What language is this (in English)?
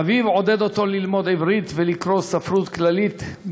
Hebrew